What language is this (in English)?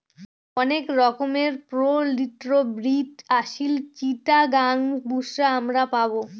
Bangla